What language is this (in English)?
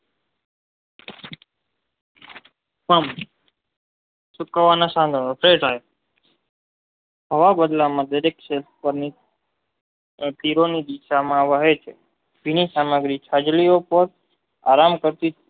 Gujarati